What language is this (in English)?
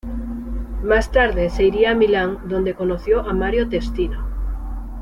Spanish